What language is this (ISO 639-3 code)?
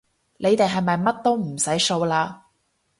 yue